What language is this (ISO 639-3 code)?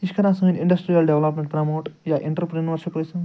kas